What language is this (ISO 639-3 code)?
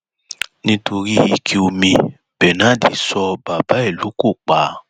yor